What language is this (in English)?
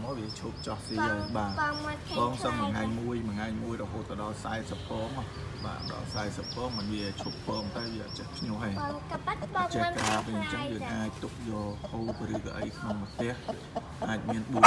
Vietnamese